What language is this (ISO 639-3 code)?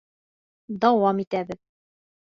bak